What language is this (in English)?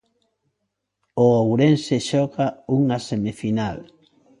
Galician